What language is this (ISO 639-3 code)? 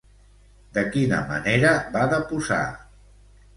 cat